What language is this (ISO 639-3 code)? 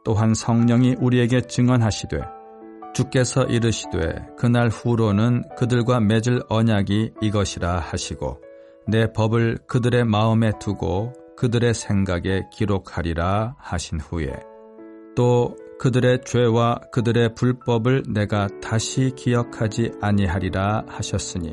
kor